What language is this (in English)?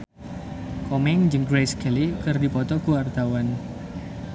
Sundanese